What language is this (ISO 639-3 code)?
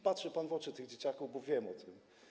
pol